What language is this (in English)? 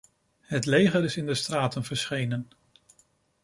Dutch